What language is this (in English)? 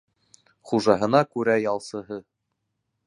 Bashkir